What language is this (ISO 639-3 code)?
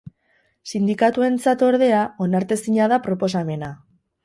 eus